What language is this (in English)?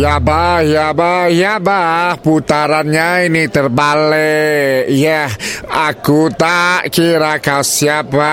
Malay